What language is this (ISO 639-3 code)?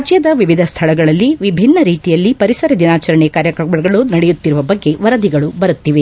kan